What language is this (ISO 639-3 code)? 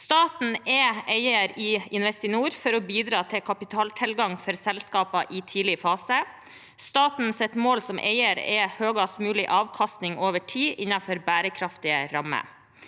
nor